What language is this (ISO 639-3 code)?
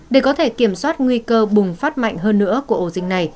vie